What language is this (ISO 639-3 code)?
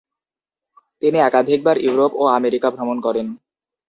ben